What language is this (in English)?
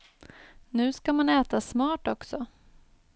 Swedish